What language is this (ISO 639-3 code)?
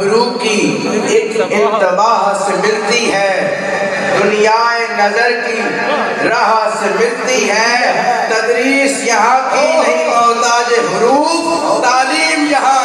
ara